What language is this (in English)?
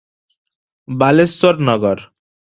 Odia